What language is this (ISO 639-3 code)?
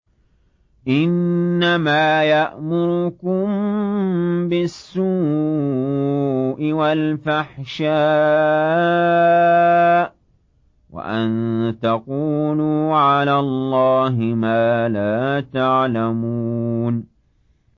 ara